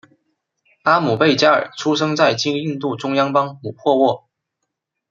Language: Chinese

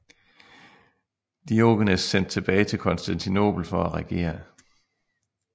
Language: Danish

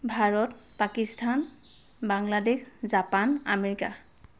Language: Assamese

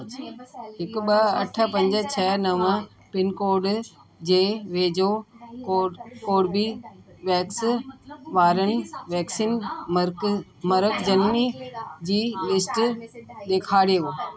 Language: Sindhi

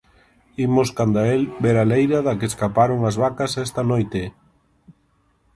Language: Galician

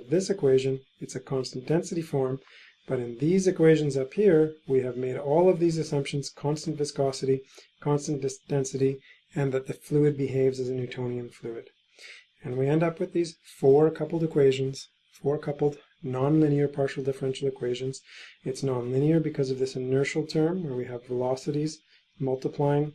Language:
English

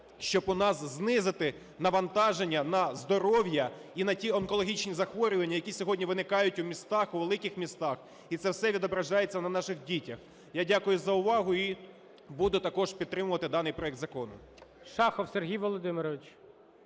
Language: Ukrainian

